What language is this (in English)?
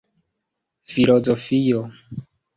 Esperanto